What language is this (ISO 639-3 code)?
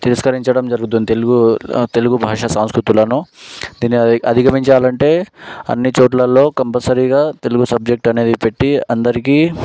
tel